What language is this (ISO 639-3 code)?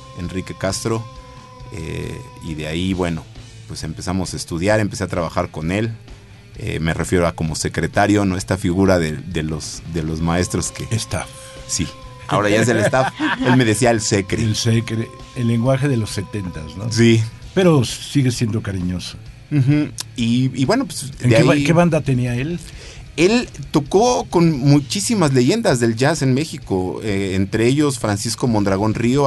spa